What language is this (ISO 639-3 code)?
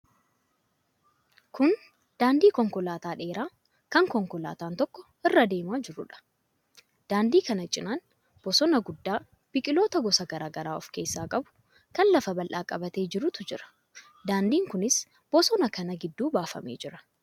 orm